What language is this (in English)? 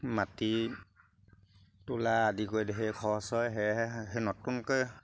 Assamese